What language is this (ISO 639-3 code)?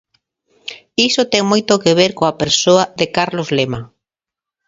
glg